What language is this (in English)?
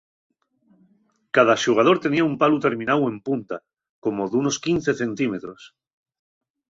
Asturian